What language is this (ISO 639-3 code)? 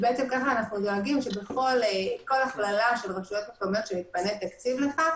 heb